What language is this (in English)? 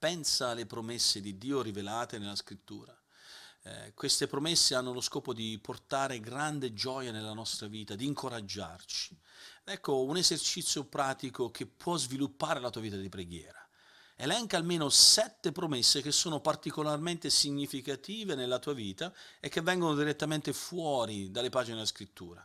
Italian